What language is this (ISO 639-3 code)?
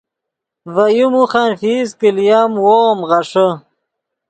ydg